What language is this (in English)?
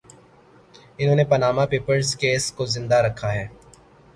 Urdu